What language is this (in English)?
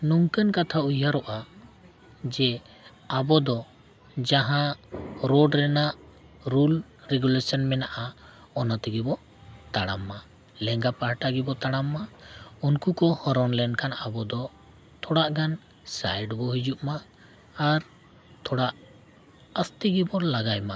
Santali